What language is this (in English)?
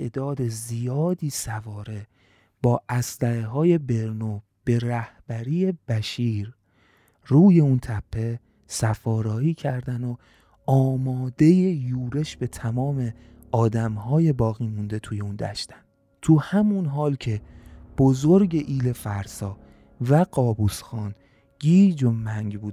Persian